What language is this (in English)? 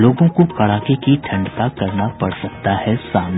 Hindi